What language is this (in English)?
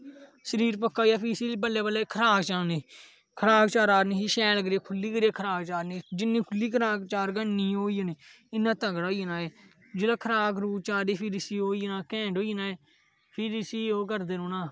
Dogri